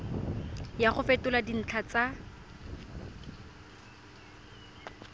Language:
Tswana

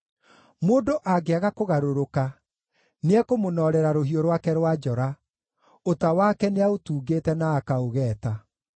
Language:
Kikuyu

